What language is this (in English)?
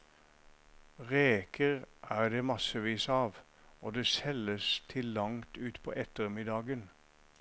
Norwegian